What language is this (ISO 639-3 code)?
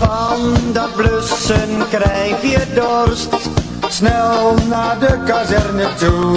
nld